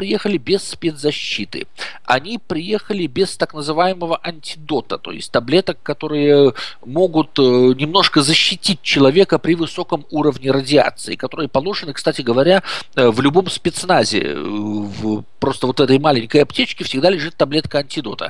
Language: Russian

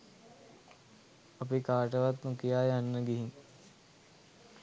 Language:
Sinhala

